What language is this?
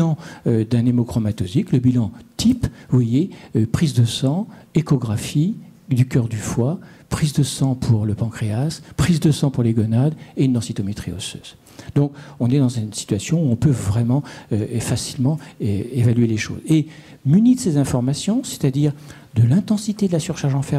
French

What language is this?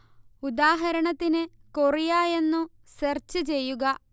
Malayalam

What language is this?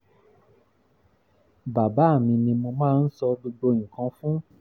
Yoruba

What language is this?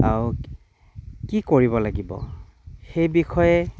Assamese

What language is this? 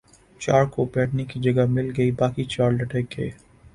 Urdu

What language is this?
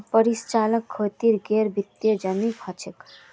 Magahi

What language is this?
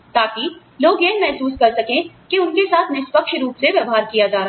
Hindi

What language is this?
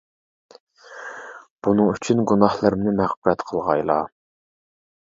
Uyghur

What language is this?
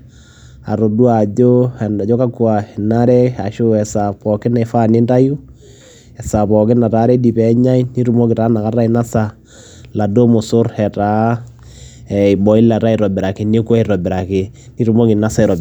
Masai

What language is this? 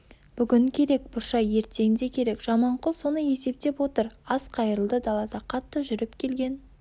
Kazakh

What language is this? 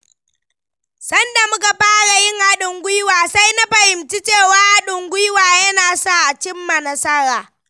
Hausa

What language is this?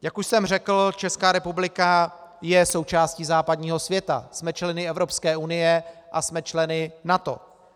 Czech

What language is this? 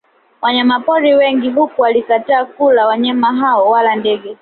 Swahili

